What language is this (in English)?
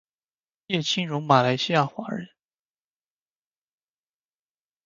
Chinese